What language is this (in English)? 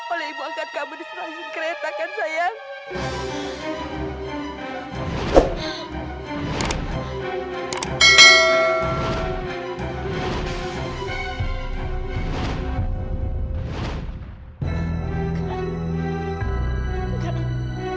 Indonesian